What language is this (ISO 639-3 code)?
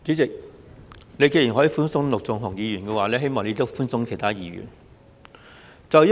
yue